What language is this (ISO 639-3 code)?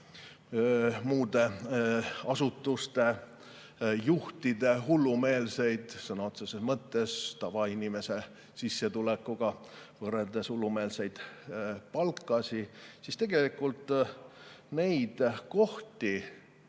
est